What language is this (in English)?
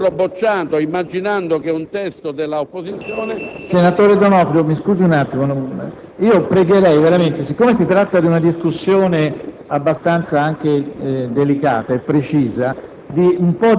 Italian